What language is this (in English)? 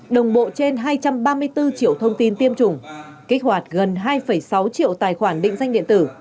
Vietnamese